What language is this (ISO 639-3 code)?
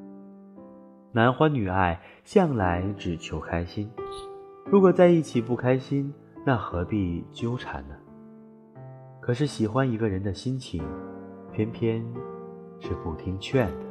zho